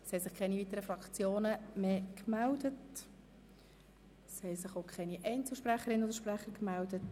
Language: Swiss German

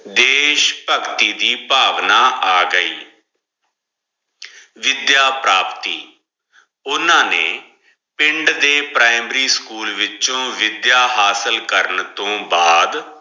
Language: Punjabi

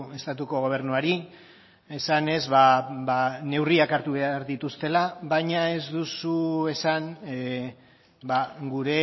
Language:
Basque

